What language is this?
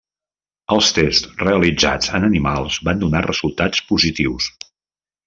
Catalan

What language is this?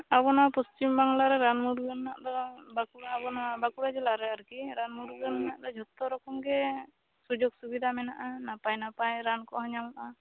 Santali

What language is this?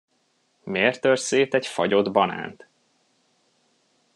Hungarian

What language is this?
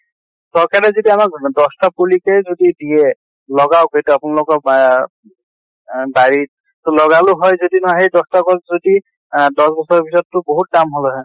Assamese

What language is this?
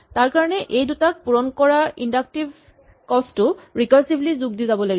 Assamese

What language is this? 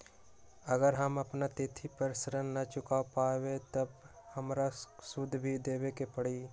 Magahi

